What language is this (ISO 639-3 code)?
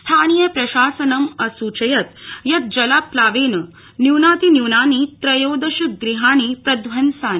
san